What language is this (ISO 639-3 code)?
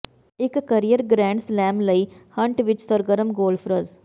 pan